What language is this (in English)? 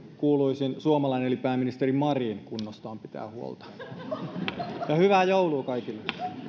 Finnish